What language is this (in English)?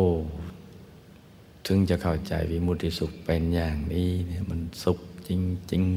Thai